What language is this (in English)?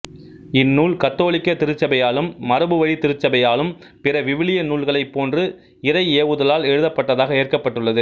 Tamil